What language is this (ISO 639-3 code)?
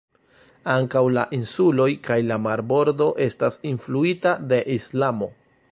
epo